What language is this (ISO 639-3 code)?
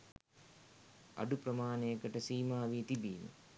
sin